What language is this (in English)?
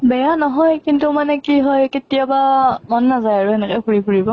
Assamese